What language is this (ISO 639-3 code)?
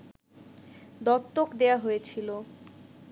ben